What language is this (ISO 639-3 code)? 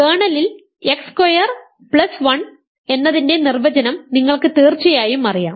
mal